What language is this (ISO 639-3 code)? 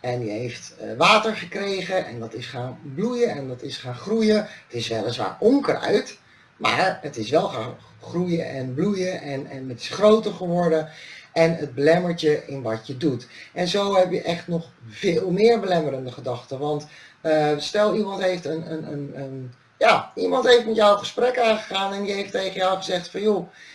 nld